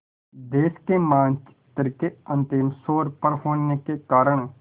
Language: Hindi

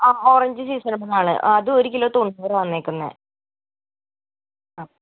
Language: Malayalam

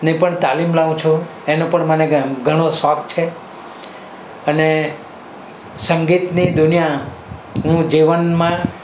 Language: Gujarati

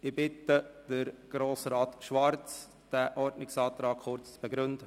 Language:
Swiss German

